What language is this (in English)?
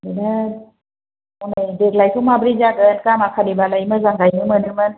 Bodo